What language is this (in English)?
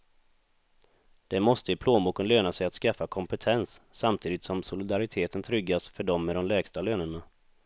Swedish